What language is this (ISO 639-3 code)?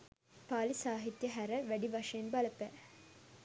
sin